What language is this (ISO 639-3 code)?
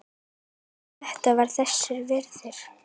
isl